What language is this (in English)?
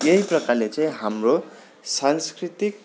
Nepali